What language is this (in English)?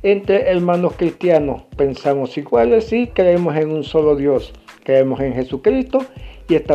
Spanish